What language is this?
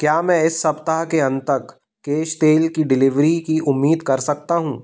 Hindi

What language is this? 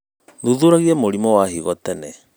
Kikuyu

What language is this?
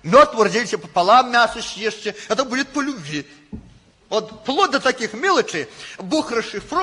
Russian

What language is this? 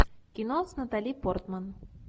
Russian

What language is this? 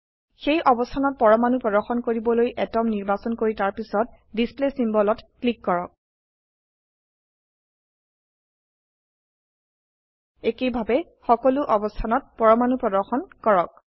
Assamese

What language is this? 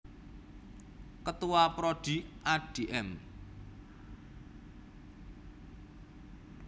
Javanese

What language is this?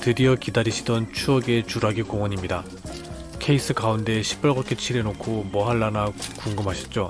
Korean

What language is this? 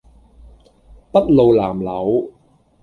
Cantonese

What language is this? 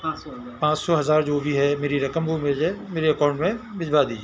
Urdu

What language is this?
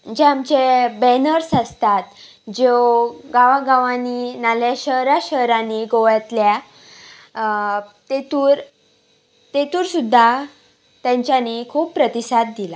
Konkani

